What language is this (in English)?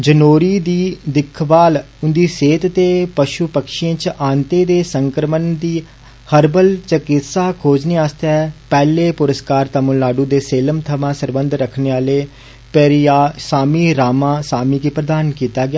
Dogri